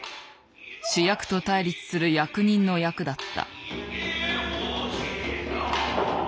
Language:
Japanese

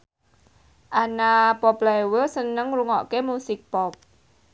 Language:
Javanese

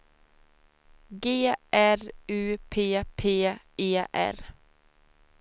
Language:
Swedish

